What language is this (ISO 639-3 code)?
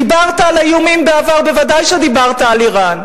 heb